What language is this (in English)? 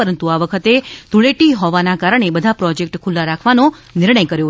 Gujarati